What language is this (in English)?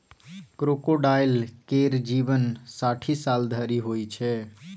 Maithili